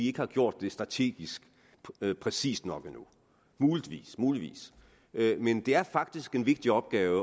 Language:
Danish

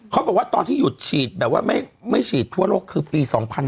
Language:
Thai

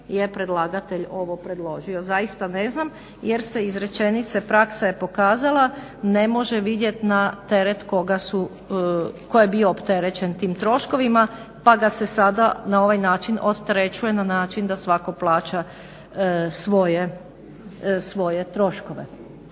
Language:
Croatian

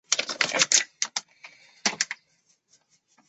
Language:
Chinese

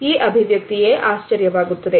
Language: Kannada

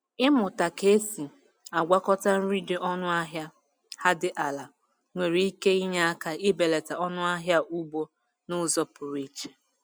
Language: Igbo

